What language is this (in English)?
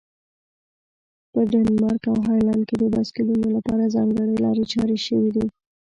Pashto